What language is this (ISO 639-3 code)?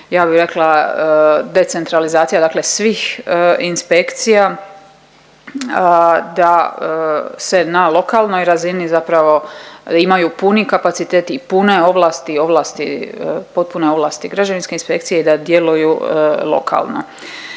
hrv